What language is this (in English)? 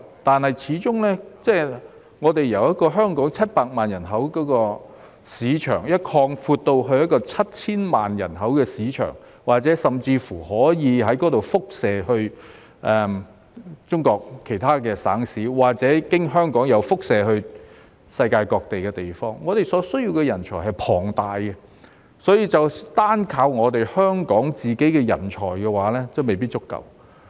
Cantonese